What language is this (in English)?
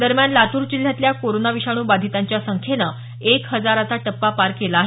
Marathi